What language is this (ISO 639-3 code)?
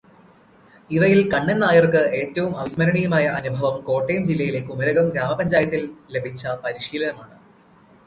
mal